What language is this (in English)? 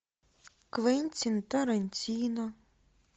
Russian